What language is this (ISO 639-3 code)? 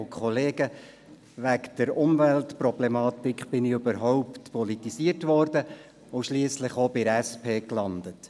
gsw